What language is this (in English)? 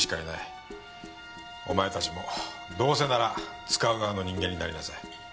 Japanese